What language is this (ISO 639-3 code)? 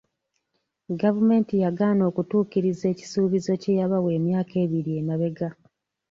lug